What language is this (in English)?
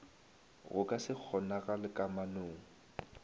Northern Sotho